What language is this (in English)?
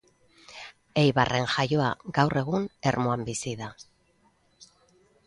Basque